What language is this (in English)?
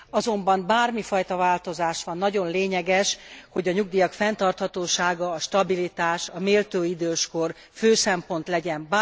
Hungarian